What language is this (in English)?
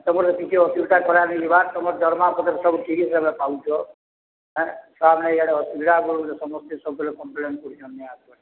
Odia